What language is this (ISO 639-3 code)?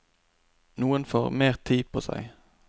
nor